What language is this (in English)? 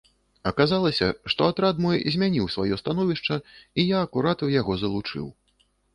Belarusian